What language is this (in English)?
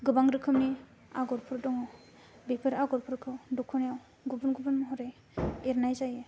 Bodo